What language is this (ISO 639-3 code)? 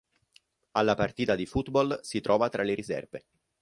ita